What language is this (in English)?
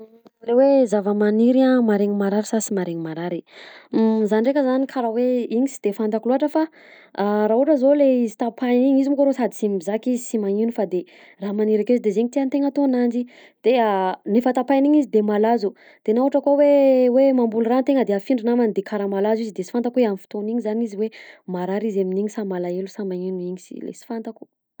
Southern Betsimisaraka Malagasy